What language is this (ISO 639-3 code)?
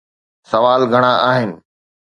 snd